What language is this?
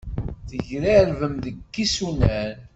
Kabyle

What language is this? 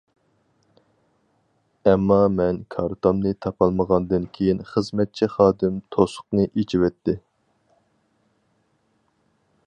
Uyghur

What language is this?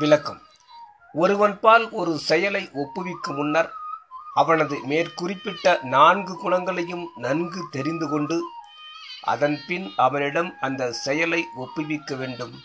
Tamil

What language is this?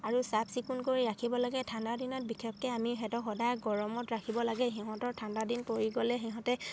Assamese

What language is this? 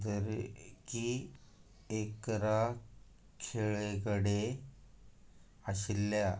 Konkani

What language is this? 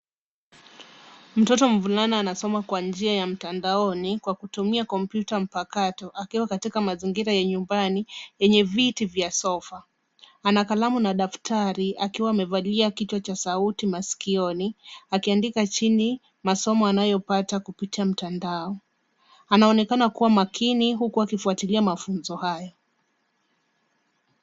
Swahili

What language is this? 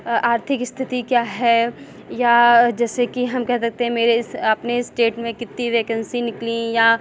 Hindi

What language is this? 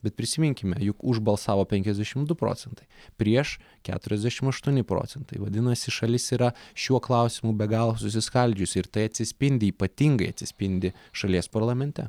Lithuanian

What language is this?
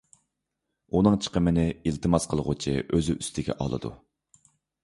Uyghur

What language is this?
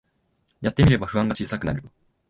Japanese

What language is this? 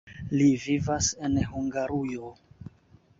Esperanto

